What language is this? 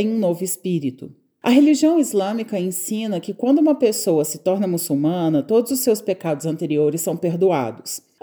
Portuguese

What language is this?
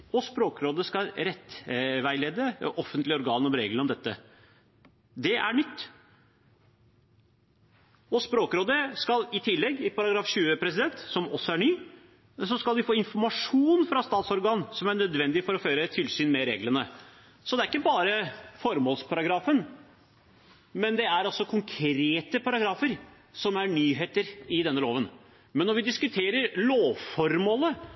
Norwegian Nynorsk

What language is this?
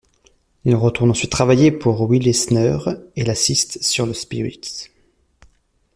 French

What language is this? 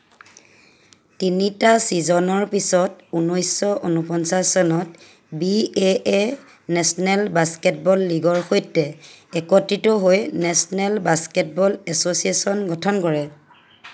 Assamese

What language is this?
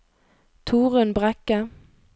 Norwegian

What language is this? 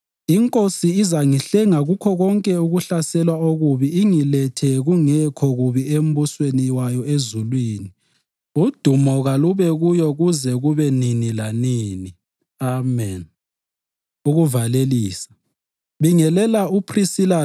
North Ndebele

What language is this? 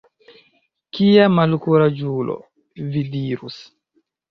Esperanto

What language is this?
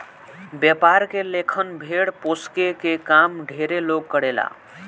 Bhojpuri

